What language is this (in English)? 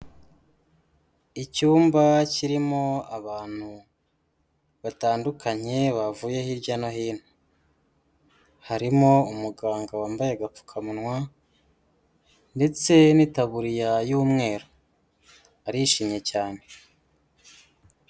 Kinyarwanda